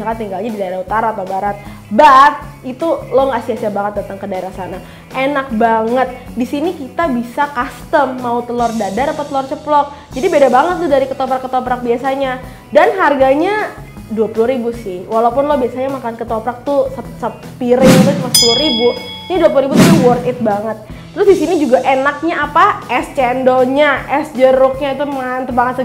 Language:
Indonesian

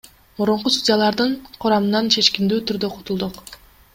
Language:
Kyrgyz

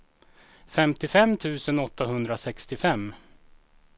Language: Swedish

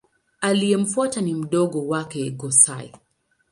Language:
Swahili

